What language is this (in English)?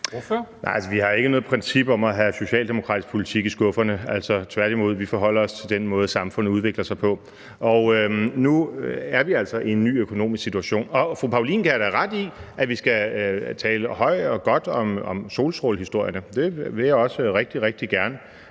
Danish